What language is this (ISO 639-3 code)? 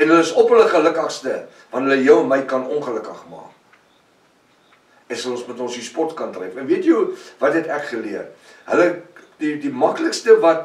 nld